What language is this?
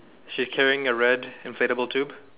English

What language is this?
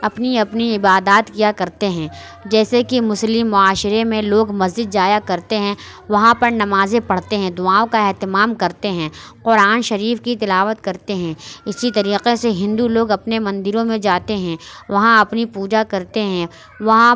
Urdu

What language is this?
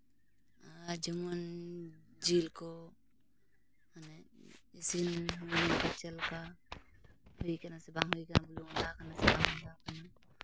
Santali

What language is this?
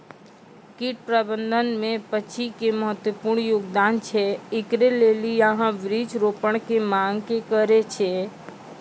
Maithili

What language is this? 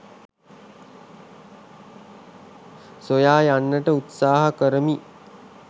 Sinhala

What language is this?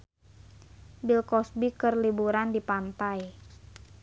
Sundanese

